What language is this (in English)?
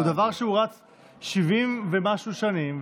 Hebrew